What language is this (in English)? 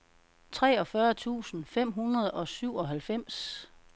Danish